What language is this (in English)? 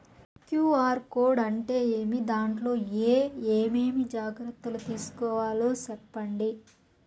Telugu